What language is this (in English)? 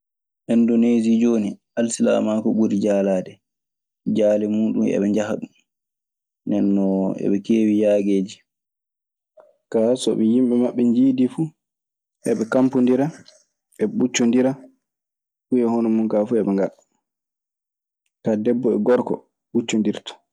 Maasina Fulfulde